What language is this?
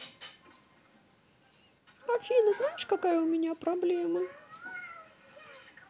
Russian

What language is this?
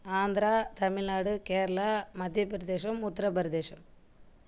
Tamil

